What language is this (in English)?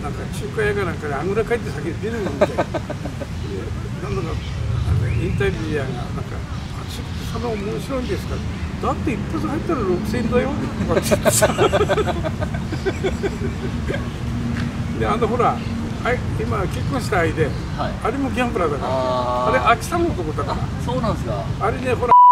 Japanese